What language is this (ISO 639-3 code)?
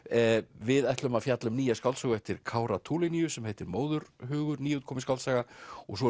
isl